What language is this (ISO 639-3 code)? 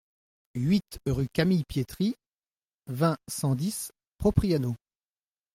fra